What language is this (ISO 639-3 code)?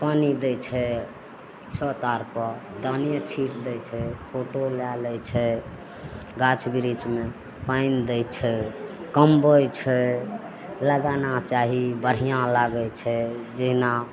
mai